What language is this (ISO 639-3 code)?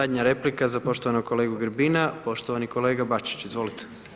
hrv